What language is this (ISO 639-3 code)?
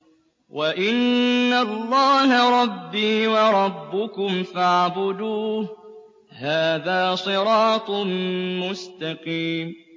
ara